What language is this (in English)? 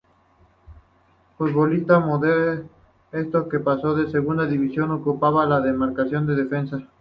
Spanish